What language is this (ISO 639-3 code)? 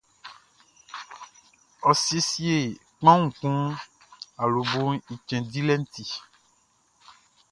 bci